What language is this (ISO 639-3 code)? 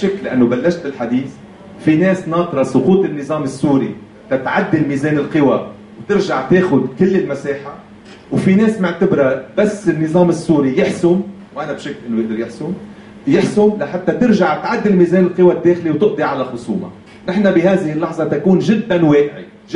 ara